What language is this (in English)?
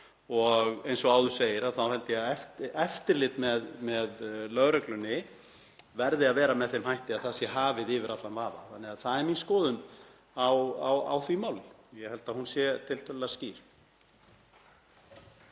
Icelandic